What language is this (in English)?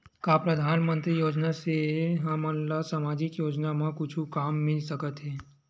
Chhattisgarhi